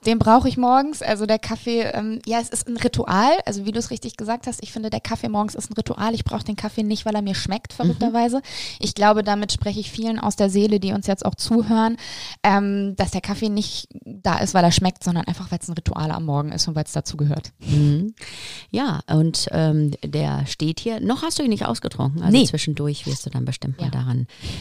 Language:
German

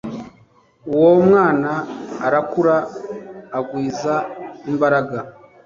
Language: Kinyarwanda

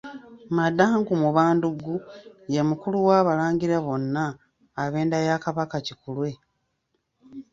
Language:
Ganda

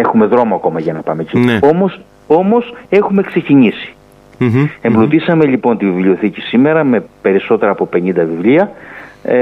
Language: Greek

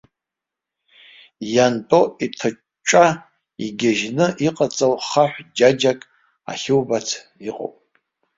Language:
Abkhazian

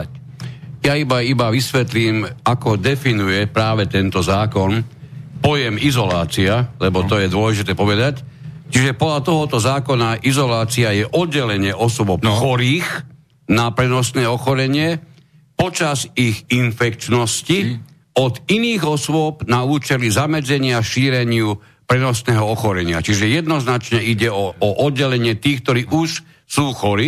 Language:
Slovak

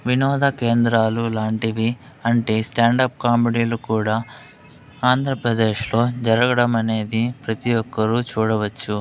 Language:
Telugu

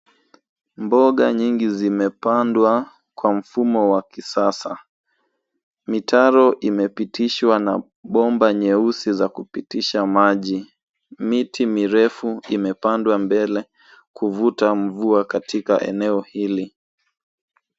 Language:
Swahili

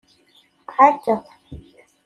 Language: Kabyle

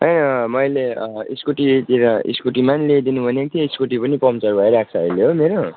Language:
Nepali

